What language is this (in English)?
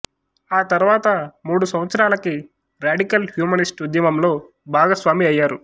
Telugu